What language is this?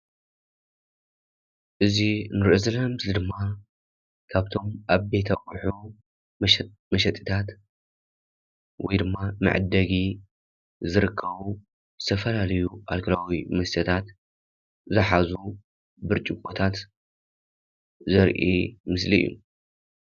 Tigrinya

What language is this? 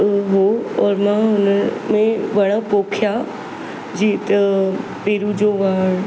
Sindhi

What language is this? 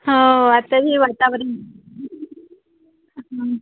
Marathi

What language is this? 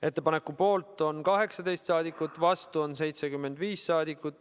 Estonian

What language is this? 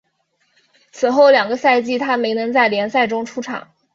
Chinese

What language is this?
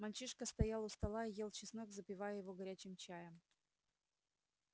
Russian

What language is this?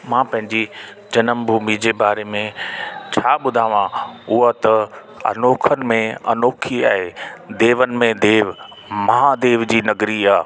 Sindhi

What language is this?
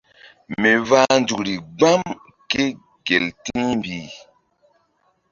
Mbum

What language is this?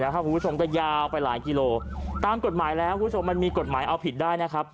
Thai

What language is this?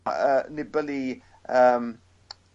Welsh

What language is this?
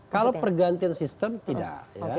Indonesian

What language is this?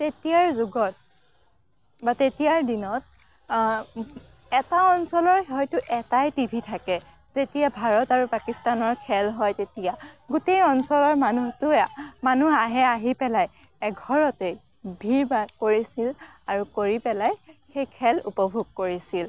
Assamese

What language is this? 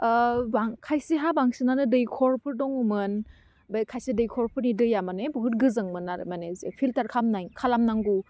Bodo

